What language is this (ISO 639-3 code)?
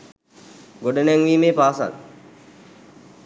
sin